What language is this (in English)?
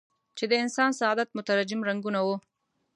Pashto